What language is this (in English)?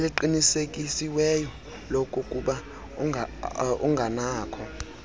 Xhosa